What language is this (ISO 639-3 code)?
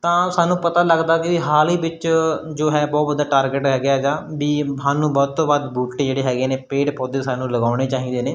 pan